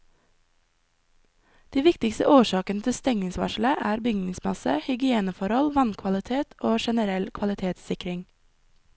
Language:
Norwegian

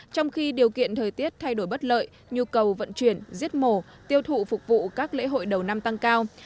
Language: Vietnamese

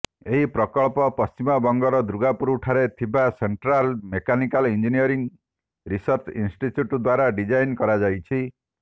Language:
Odia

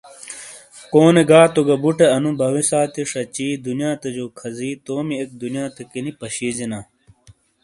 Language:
Shina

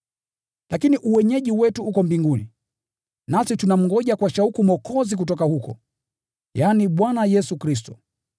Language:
Swahili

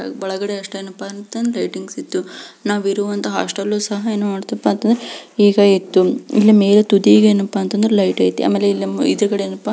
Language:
Kannada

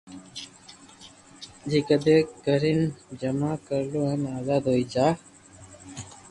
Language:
Loarki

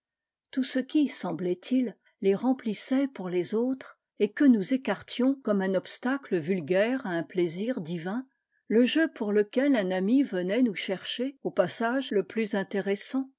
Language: French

